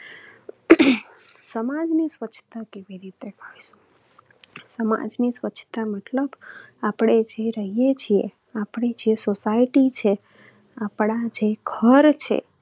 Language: Gujarati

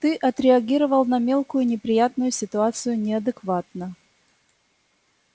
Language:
Russian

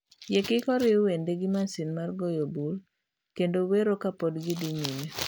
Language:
Luo (Kenya and Tanzania)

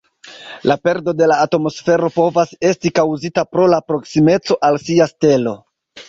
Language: Esperanto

